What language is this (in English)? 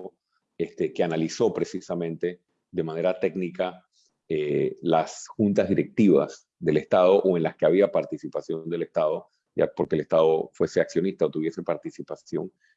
Spanish